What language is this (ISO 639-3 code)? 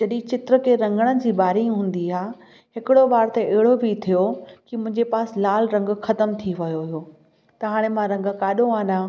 snd